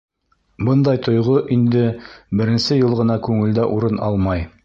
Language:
Bashkir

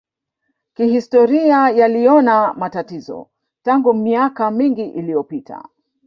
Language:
Swahili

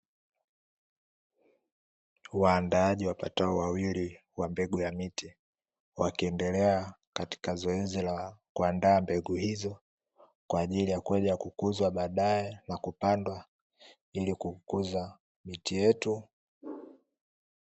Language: Swahili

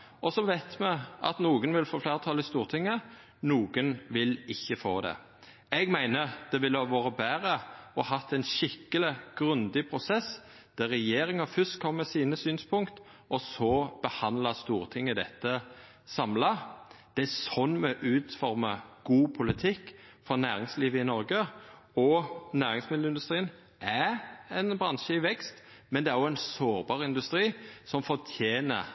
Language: Norwegian Nynorsk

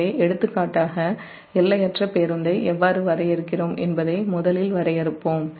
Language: Tamil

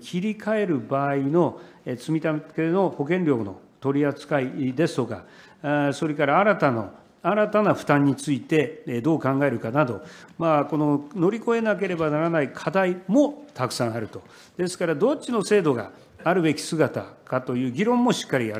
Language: Japanese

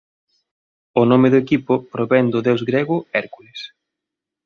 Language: Galician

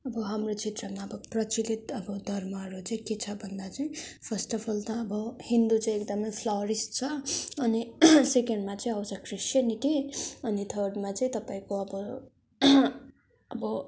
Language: Nepali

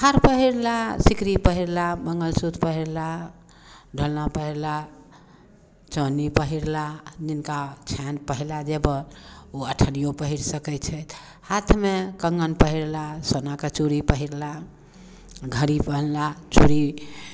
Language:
Maithili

